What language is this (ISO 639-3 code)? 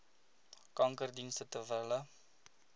afr